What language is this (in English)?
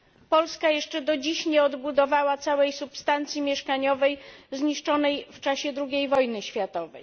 Polish